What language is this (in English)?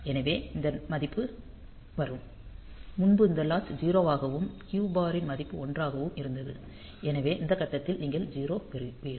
Tamil